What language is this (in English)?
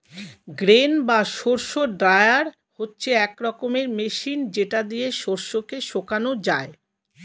Bangla